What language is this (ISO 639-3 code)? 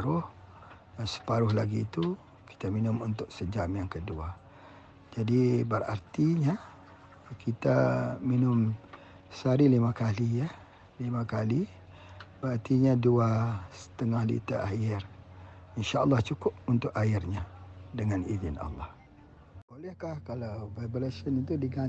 msa